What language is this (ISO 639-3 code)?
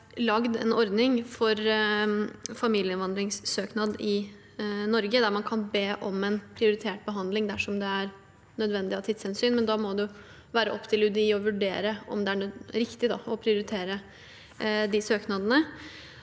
nor